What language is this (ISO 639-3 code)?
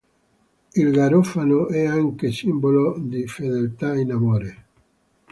ita